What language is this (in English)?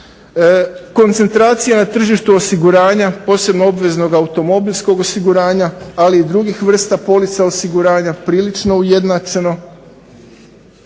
Croatian